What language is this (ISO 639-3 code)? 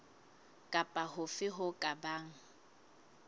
sot